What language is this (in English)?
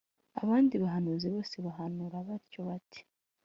Kinyarwanda